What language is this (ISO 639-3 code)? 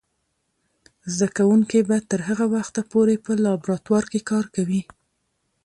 pus